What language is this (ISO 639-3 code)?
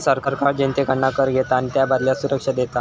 mar